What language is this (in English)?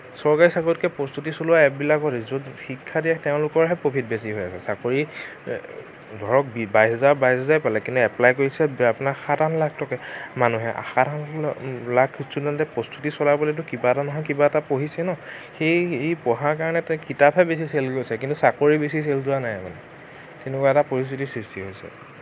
Assamese